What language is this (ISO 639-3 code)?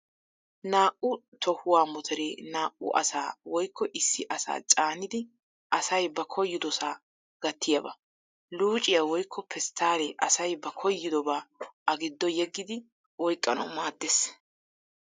wal